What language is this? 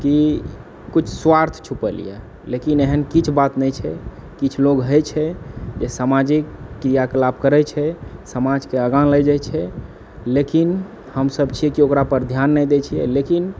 Maithili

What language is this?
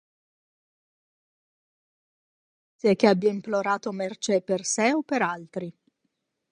Italian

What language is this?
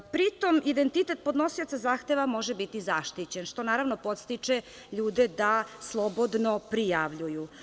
Serbian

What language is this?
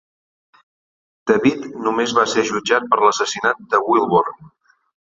Catalan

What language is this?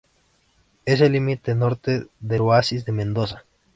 Spanish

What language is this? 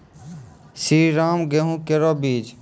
Maithili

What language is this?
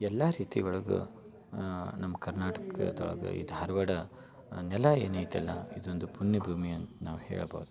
Kannada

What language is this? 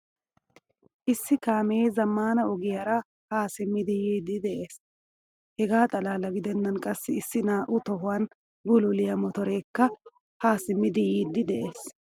Wolaytta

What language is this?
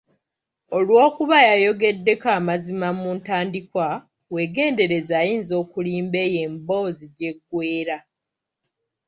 Ganda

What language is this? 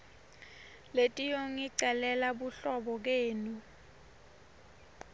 Swati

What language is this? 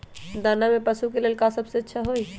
Magahi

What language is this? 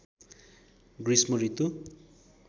Nepali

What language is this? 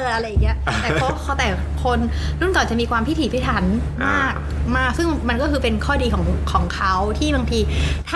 Thai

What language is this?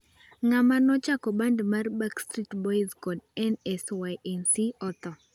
Luo (Kenya and Tanzania)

